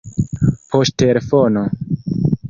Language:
Esperanto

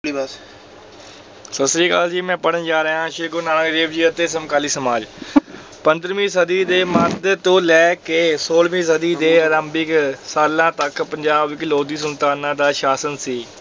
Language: Punjabi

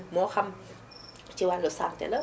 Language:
Wolof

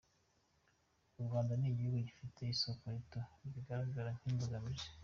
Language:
Kinyarwanda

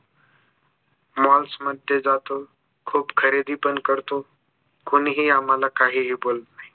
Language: Marathi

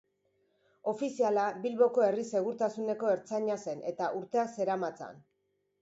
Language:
Basque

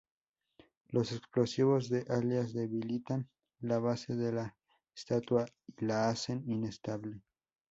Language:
Spanish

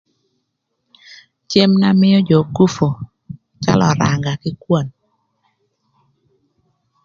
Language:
Thur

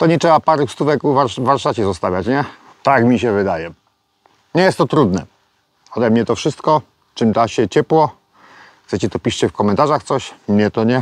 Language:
Polish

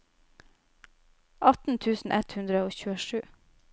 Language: Norwegian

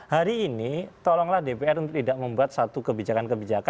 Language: Indonesian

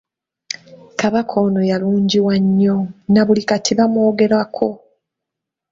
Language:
Ganda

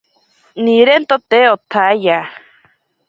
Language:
Ashéninka Perené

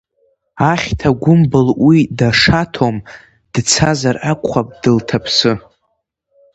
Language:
Abkhazian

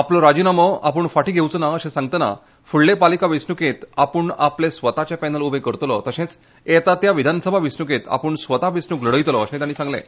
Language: Konkani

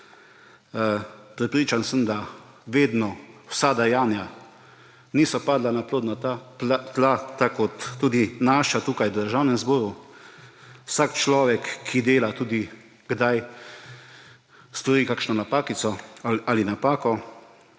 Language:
Slovenian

